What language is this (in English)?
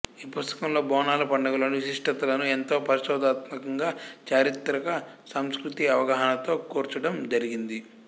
Telugu